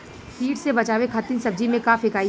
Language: Bhojpuri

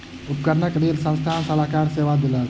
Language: Maithili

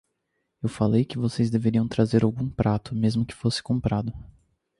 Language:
Portuguese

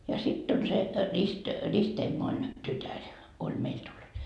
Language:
Finnish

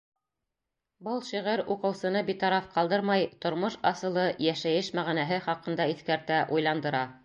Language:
Bashkir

